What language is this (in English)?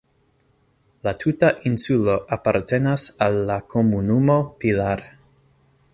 Esperanto